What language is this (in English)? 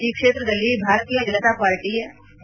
Kannada